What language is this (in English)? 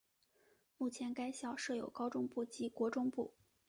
Chinese